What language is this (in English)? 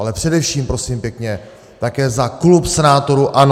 Czech